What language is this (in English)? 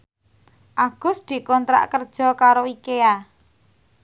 Javanese